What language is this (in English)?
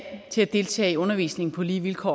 Danish